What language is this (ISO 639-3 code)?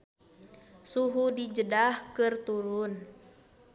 sun